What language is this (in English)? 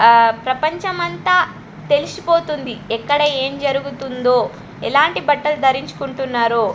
Telugu